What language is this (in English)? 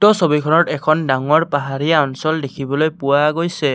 Assamese